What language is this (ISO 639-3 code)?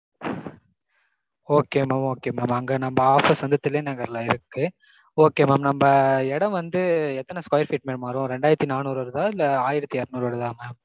tam